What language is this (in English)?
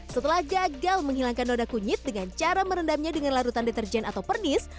Indonesian